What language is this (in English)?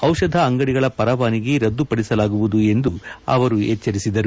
Kannada